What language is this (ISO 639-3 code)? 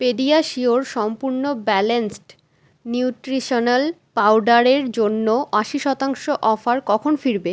ben